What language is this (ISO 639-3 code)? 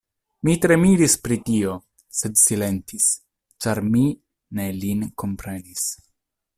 epo